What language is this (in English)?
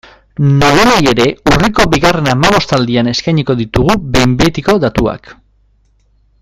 Basque